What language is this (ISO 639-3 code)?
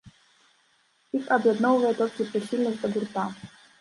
bel